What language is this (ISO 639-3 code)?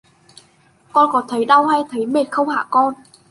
vie